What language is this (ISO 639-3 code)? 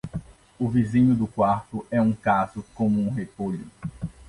por